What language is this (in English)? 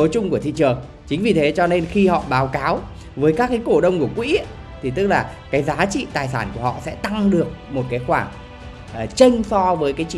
Vietnamese